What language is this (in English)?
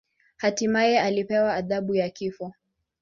Swahili